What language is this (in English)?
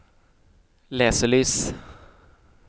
Norwegian